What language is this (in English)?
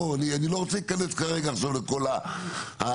Hebrew